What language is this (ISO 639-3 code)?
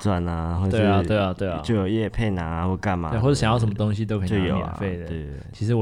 zho